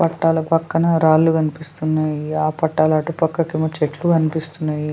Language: Telugu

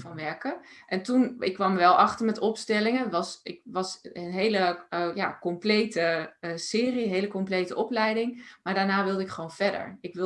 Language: Dutch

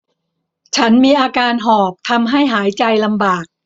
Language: Thai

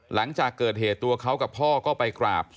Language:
Thai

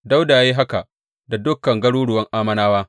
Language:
Hausa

